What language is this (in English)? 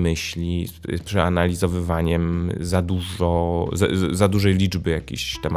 Polish